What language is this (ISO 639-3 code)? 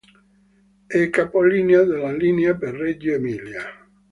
ita